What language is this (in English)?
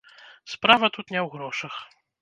Belarusian